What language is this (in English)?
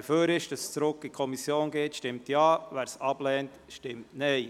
Swiss German